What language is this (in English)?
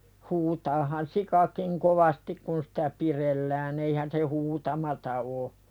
Finnish